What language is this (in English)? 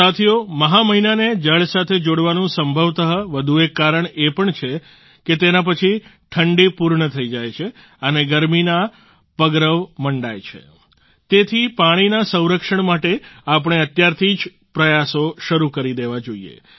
Gujarati